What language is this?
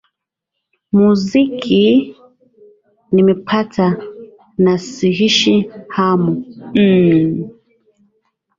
Swahili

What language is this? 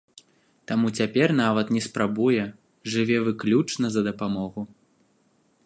Belarusian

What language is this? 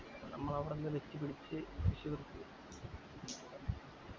Malayalam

